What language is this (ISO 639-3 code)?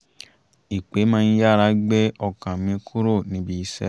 yor